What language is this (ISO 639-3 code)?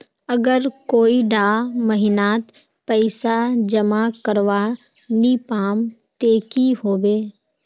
mag